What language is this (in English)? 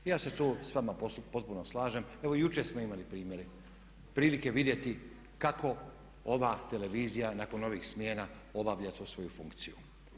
Croatian